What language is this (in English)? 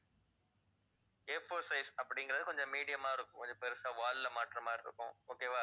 Tamil